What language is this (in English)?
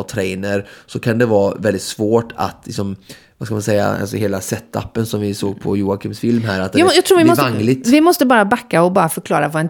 Swedish